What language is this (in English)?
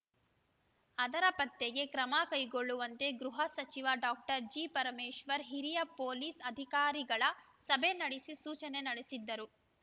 Kannada